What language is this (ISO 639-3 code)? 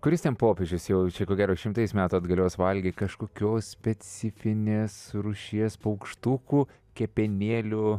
lit